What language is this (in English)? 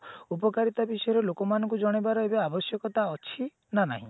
Odia